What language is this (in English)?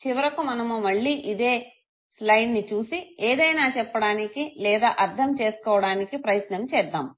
Telugu